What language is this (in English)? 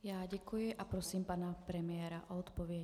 Czech